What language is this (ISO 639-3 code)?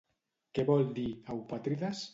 cat